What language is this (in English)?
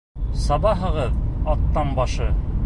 Bashkir